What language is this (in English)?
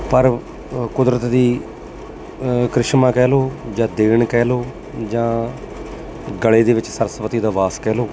Punjabi